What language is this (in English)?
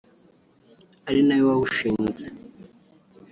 Kinyarwanda